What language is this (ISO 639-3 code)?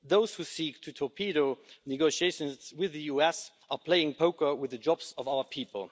eng